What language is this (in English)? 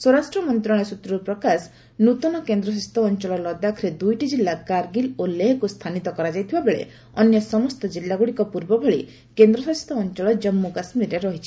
Odia